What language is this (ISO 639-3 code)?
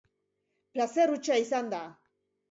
eus